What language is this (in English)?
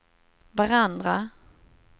Swedish